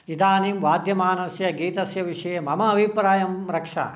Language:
Sanskrit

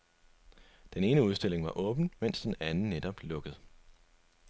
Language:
Danish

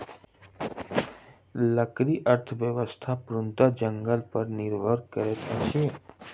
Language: Maithili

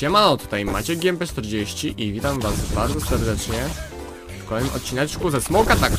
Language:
Polish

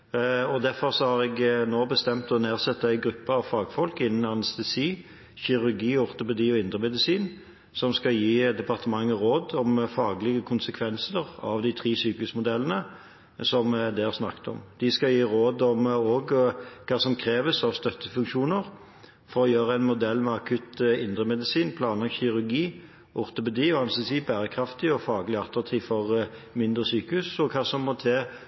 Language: Norwegian Bokmål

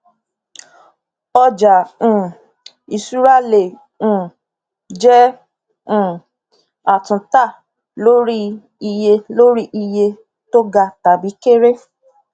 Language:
Yoruba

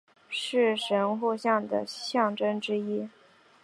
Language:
Chinese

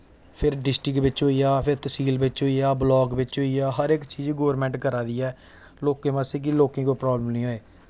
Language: Dogri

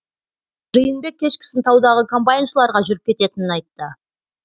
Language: Kazakh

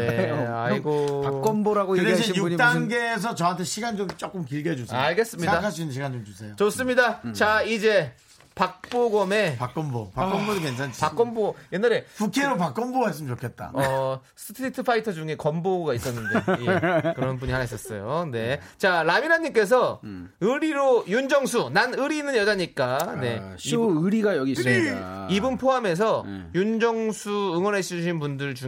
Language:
Korean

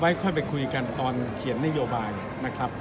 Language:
Thai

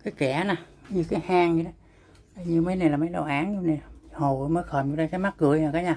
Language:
Vietnamese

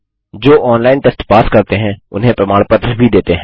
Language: Hindi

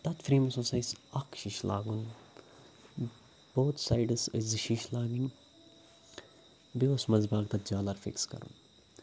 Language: Kashmiri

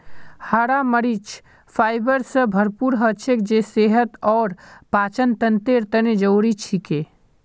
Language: Magahi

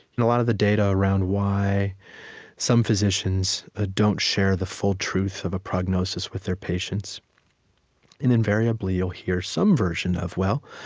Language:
English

